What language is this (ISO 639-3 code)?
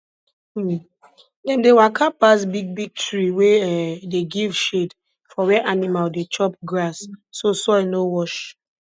pcm